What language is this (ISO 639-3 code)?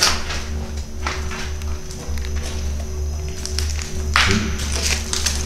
por